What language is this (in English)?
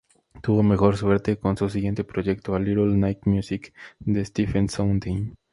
Spanish